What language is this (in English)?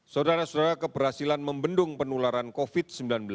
Indonesian